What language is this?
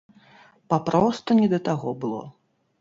Belarusian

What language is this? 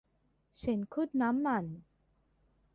Thai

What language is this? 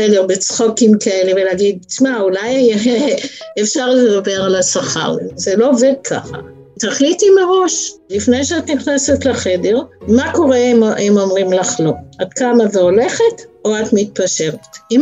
Hebrew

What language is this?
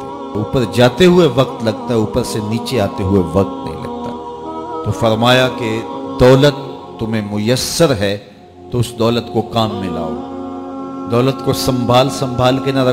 Urdu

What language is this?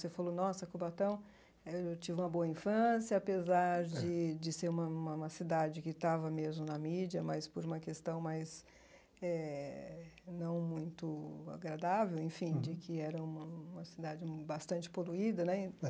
Portuguese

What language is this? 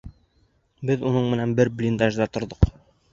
Bashkir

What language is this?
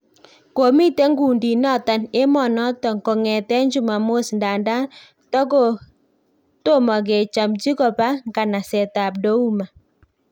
Kalenjin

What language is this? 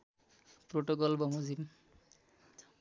Nepali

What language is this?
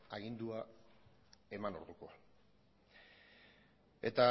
Basque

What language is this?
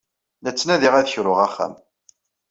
Kabyle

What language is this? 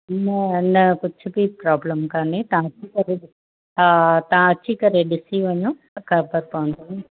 Sindhi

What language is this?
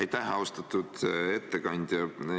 Estonian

